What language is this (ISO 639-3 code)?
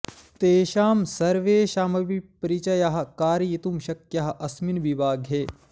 san